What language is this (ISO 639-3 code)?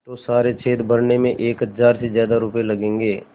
hin